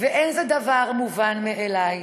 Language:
Hebrew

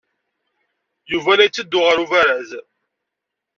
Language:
Kabyle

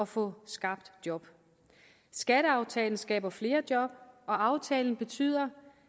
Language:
Danish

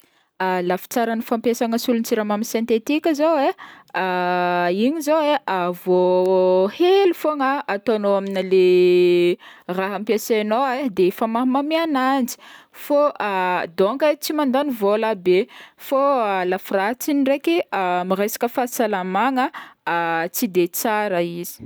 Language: Northern Betsimisaraka Malagasy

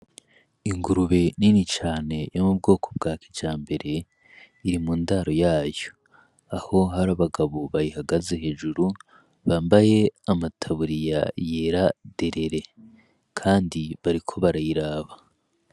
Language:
Rundi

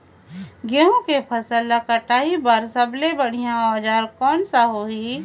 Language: Chhattisgarhi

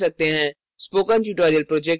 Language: Hindi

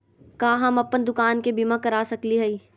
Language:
Magahi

